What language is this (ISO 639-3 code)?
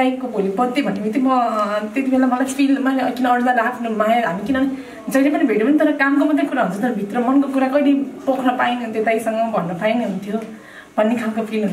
ron